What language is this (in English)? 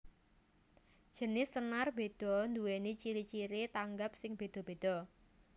Javanese